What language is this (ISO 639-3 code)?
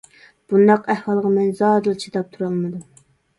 uig